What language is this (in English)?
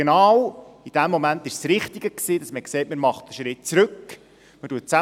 Swiss German